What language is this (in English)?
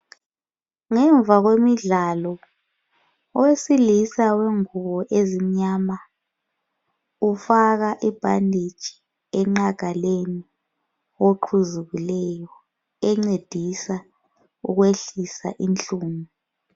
North Ndebele